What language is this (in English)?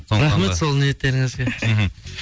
Kazakh